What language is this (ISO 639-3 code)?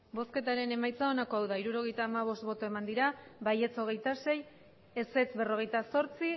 eus